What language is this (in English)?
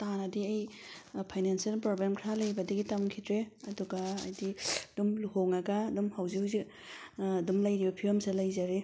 Manipuri